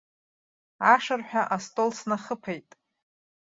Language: Abkhazian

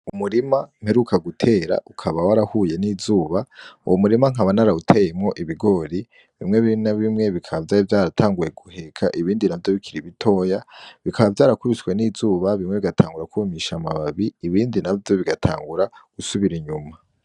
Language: Rundi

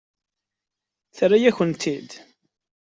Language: Kabyle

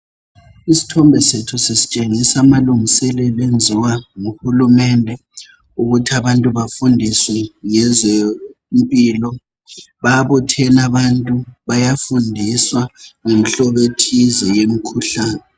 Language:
North Ndebele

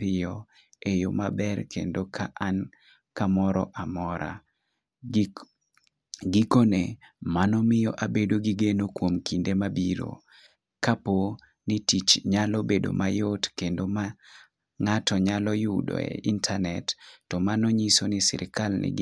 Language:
Luo (Kenya and Tanzania)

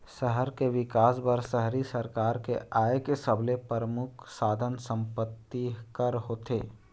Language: Chhattisgarhi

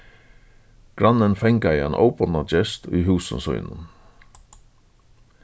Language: Faroese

